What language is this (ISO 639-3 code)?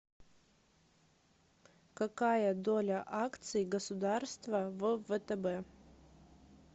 rus